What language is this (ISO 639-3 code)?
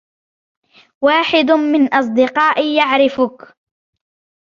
ara